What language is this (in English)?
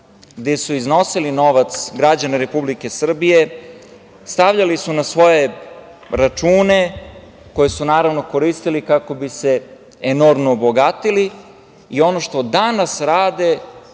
Serbian